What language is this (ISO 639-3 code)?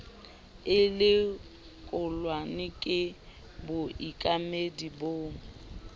sot